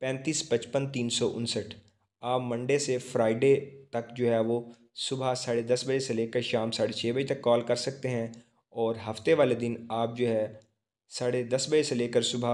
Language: Hindi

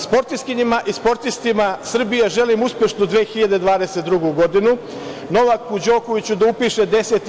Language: Serbian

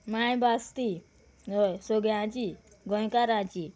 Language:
Konkani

